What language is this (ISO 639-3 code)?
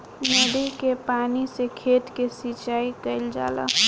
bho